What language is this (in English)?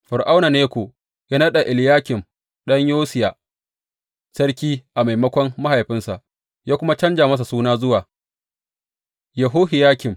Hausa